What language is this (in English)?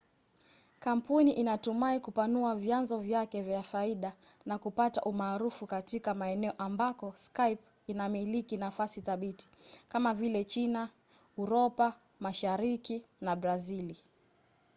Swahili